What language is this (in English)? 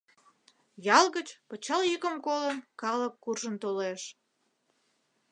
Mari